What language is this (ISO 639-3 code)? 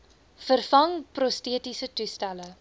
afr